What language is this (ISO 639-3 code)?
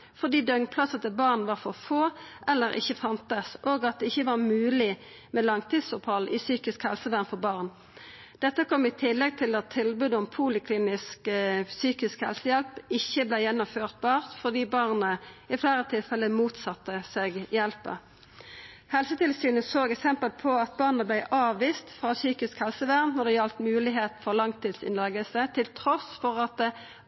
nno